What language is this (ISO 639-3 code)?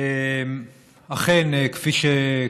heb